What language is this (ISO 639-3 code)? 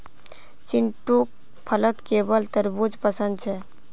mag